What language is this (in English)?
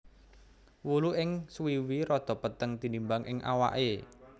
Javanese